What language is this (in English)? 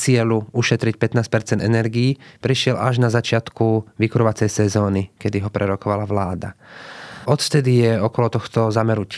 Slovak